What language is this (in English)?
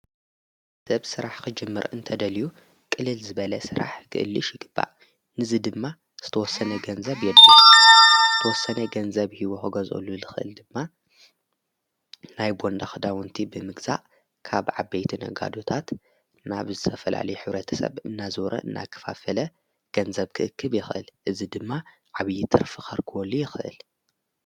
Tigrinya